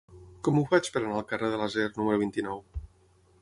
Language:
Catalan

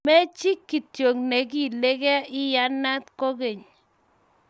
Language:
Kalenjin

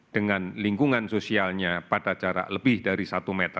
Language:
Indonesian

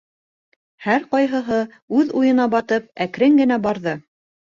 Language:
Bashkir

